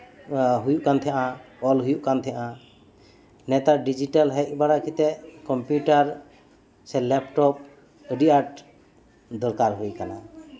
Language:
Santali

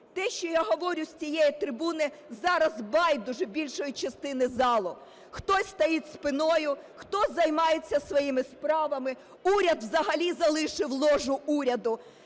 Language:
Ukrainian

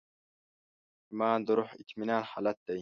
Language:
Pashto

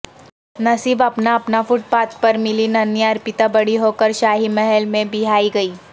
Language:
Urdu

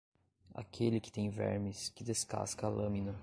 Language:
Portuguese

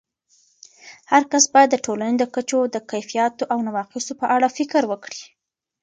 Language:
Pashto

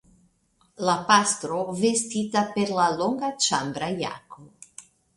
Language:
Esperanto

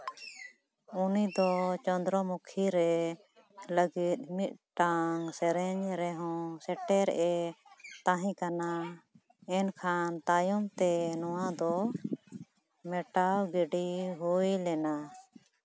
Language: Santali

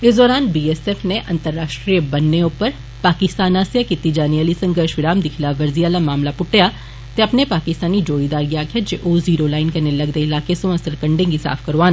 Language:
Dogri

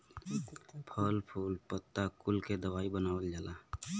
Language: Bhojpuri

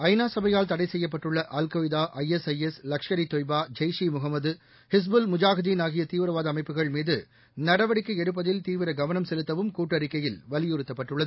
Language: Tamil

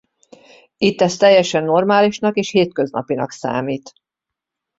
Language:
Hungarian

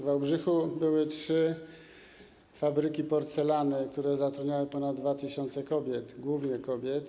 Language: Polish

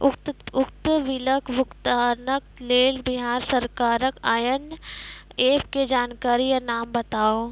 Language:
Maithili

